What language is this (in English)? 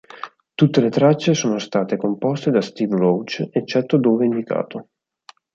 Italian